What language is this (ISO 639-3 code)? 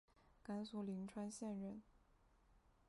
zho